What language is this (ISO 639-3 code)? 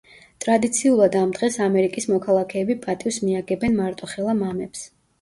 kat